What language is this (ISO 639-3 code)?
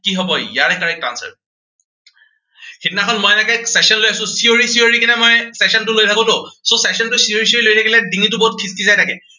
asm